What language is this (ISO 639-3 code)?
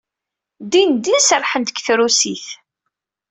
kab